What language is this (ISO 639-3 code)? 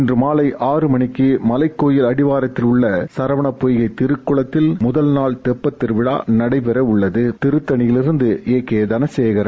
tam